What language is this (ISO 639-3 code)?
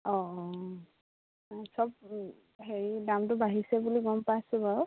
asm